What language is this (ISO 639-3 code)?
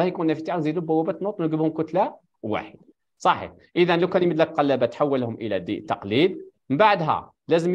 ara